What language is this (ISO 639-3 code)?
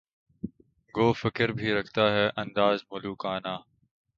urd